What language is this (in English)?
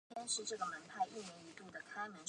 Chinese